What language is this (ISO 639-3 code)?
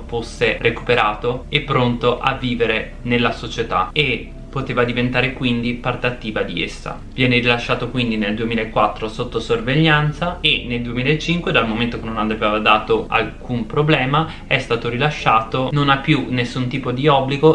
ita